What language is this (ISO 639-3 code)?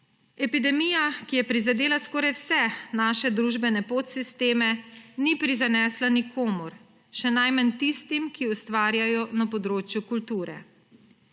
slv